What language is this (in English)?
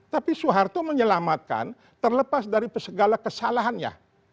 Indonesian